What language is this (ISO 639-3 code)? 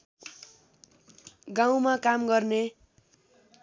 nep